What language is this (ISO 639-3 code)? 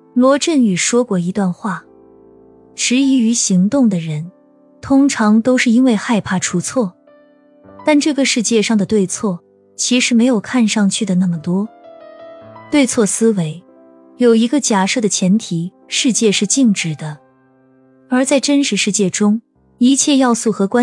zho